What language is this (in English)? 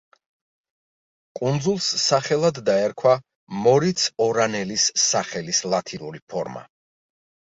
Georgian